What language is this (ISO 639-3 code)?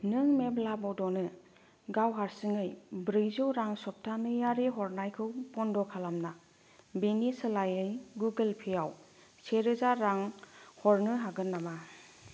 brx